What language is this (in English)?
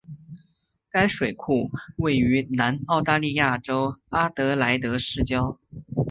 Chinese